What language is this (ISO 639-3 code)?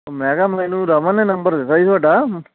pan